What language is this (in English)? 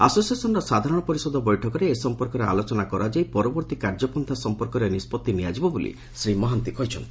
Odia